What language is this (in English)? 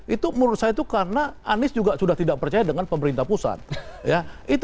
Indonesian